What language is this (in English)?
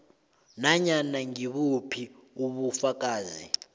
South Ndebele